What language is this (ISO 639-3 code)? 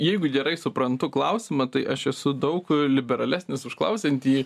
lit